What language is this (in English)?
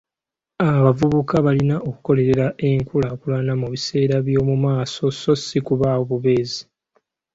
Ganda